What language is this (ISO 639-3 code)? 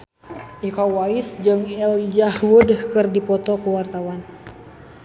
sun